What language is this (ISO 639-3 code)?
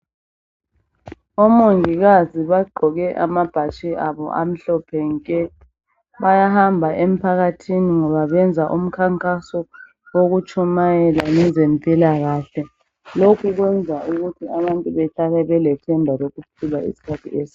nde